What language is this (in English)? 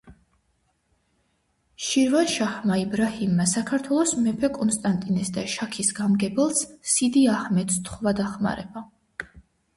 Georgian